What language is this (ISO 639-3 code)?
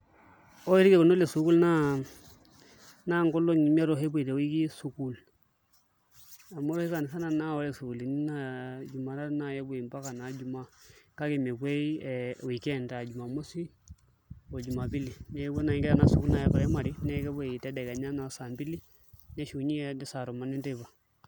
mas